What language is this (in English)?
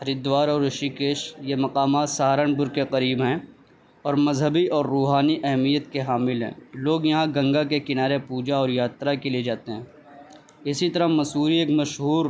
Urdu